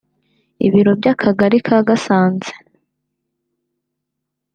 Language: Kinyarwanda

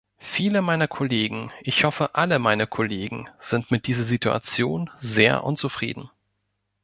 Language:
German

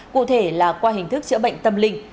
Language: Vietnamese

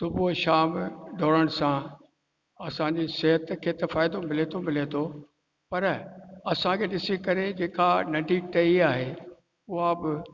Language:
Sindhi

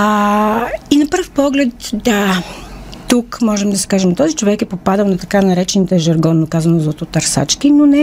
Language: Bulgarian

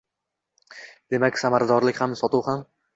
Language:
Uzbek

